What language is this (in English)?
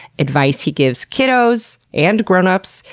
English